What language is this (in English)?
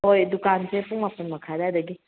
Manipuri